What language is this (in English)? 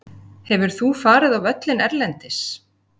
Icelandic